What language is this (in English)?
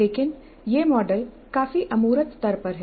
Hindi